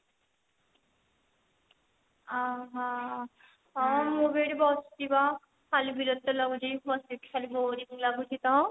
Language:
Odia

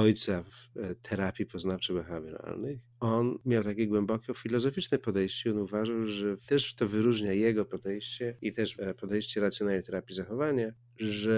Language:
Polish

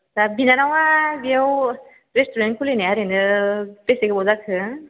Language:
Bodo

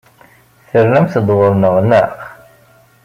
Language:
Kabyle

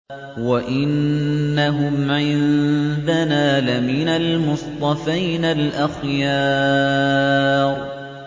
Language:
Arabic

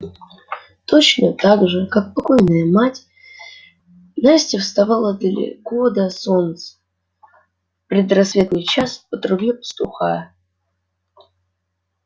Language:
Russian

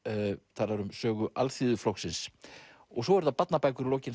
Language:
Icelandic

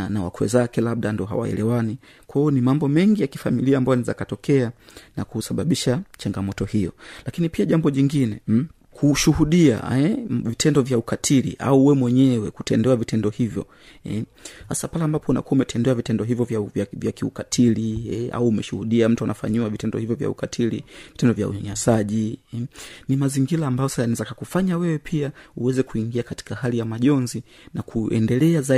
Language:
Swahili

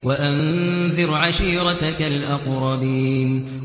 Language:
Arabic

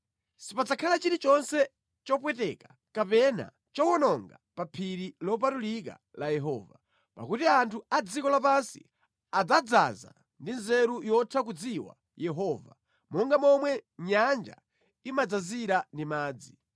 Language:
Nyanja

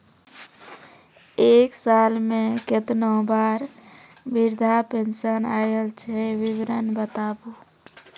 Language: Maithili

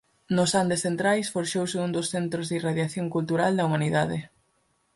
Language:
Galician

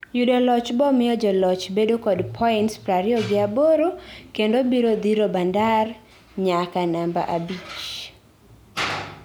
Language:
Luo (Kenya and Tanzania)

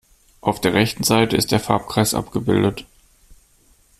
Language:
German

